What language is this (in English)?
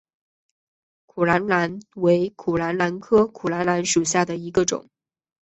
Chinese